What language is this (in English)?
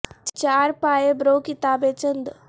Urdu